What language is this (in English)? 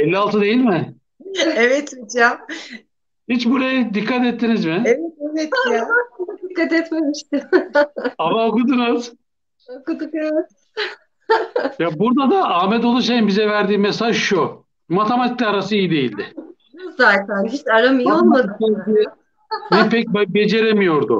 Turkish